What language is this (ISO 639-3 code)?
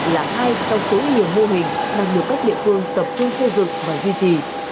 vie